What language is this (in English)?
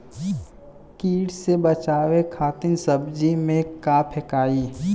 Bhojpuri